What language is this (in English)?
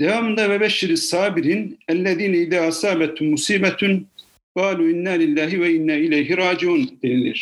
Turkish